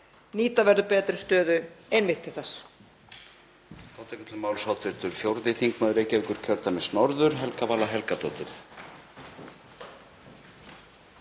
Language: Icelandic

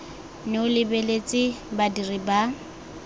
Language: Tswana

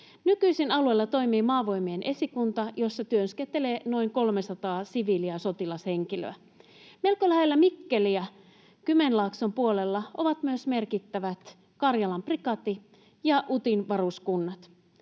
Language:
Finnish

